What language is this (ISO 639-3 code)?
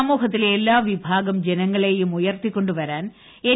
mal